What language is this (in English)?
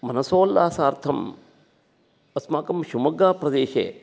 Sanskrit